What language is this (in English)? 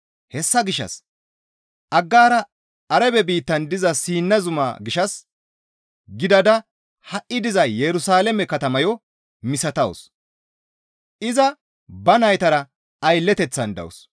Gamo